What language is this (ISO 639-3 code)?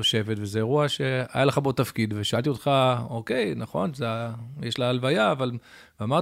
heb